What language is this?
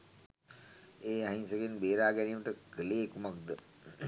Sinhala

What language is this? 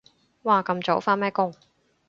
Cantonese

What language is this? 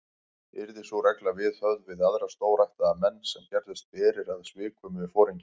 Icelandic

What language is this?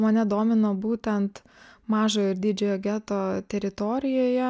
Lithuanian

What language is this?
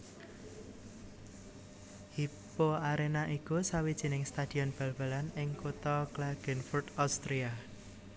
Javanese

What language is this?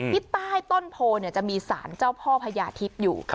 Thai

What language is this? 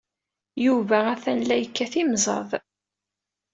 Kabyle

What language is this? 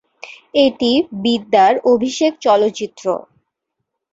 Bangla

